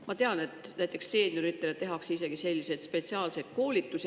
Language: Estonian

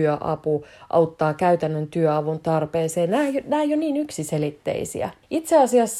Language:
Finnish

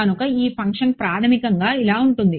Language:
Telugu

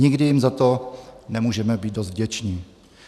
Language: Czech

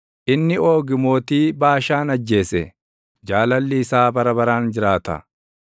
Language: Oromo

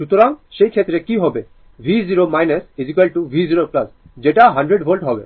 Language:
Bangla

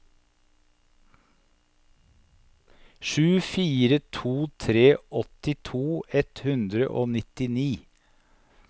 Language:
Norwegian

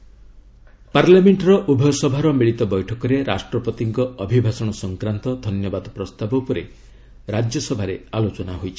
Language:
Odia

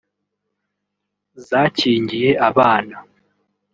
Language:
Kinyarwanda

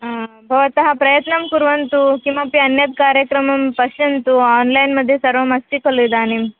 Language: Sanskrit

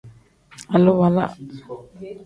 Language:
Tem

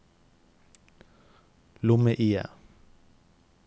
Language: Norwegian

